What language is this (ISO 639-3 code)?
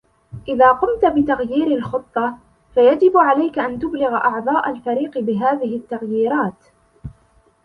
ara